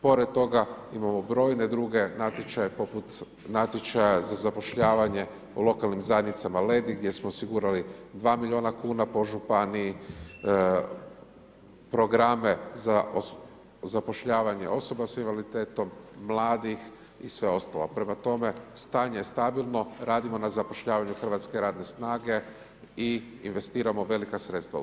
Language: Croatian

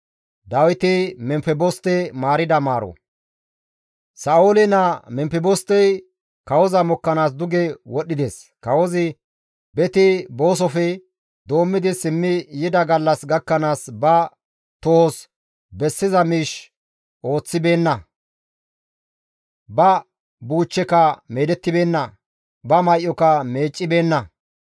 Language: Gamo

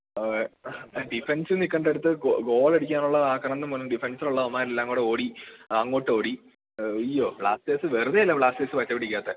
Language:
Malayalam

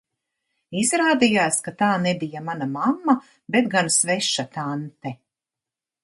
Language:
Latvian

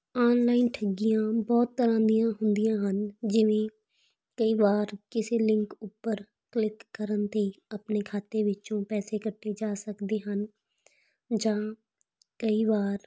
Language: Punjabi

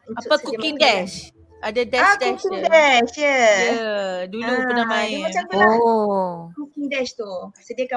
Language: Malay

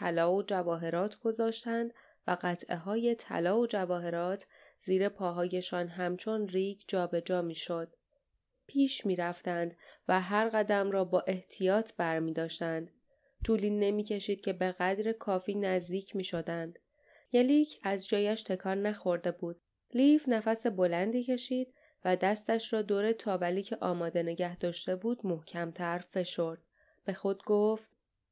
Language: Persian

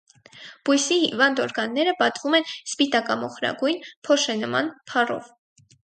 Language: Armenian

